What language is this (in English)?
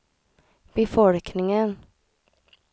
Swedish